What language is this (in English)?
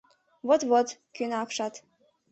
Mari